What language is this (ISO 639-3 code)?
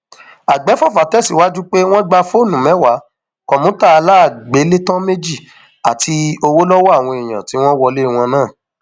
yor